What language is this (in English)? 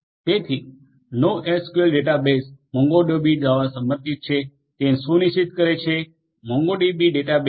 Gujarati